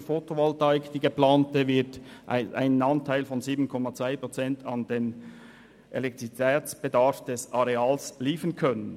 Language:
Swiss German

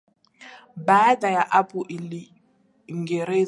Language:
Swahili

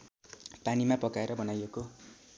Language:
Nepali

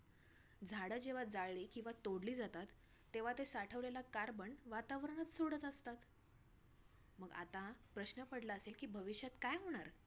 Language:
Marathi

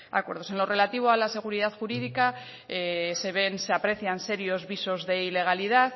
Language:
Spanish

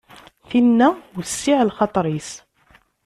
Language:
Kabyle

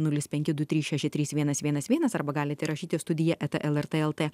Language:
Lithuanian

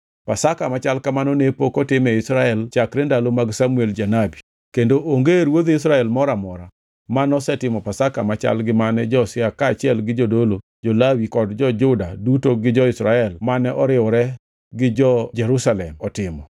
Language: Luo (Kenya and Tanzania)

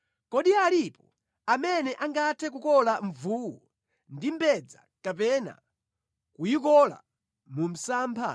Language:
Nyanja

